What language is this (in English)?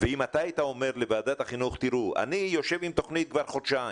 Hebrew